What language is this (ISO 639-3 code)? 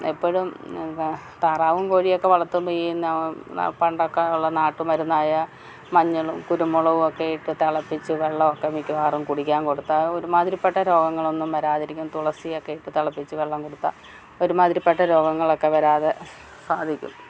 mal